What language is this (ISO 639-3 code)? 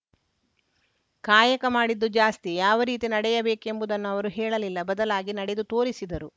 kan